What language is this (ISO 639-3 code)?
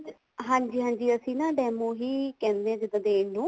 pan